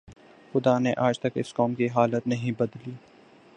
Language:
Urdu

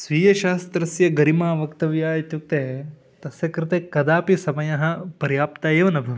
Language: Sanskrit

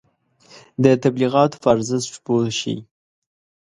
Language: Pashto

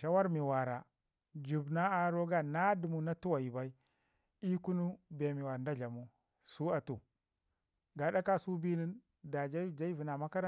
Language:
Ngizim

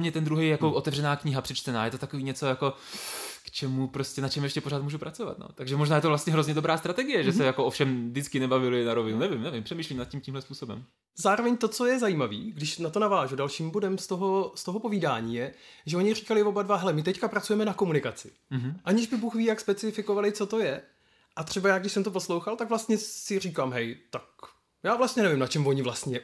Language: Czech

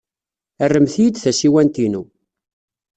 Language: Kabyle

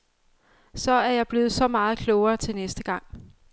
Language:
Danish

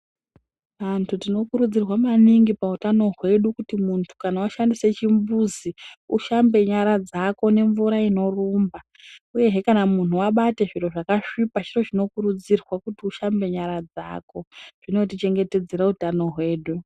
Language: Ndau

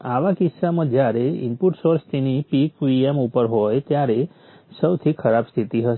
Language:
Gujarati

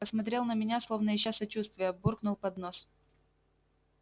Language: Russian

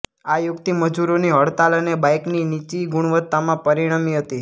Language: Gujarati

